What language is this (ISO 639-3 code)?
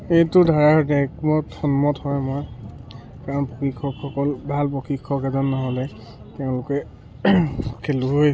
asm